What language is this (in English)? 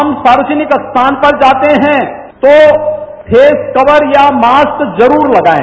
Hindi